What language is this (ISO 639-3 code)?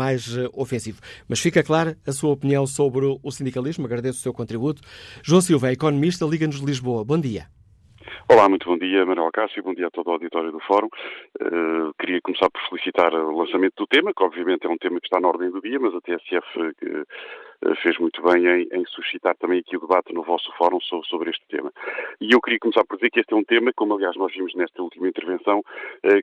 por